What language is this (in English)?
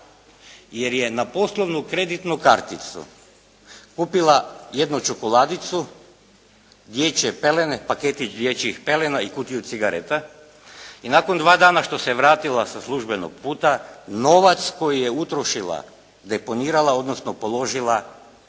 Croatian